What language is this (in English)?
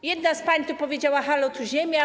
Polish